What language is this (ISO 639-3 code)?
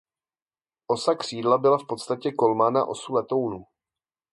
ces